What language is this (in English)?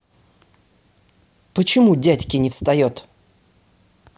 Russian